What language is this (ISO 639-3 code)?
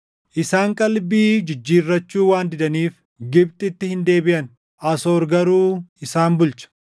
orm